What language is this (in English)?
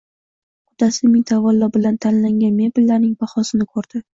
Uzbek